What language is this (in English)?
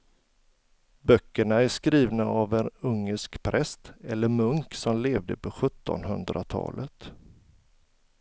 Swedish